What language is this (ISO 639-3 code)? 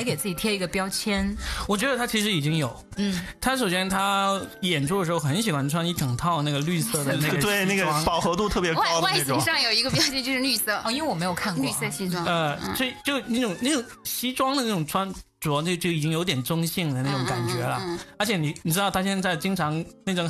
zho